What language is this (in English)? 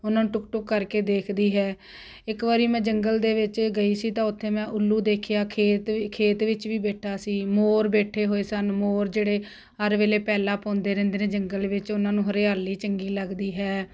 Punjabi